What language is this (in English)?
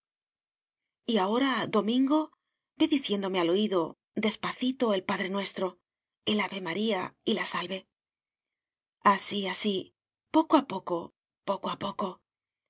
Spanish